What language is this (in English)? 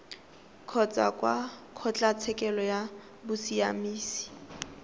Tswana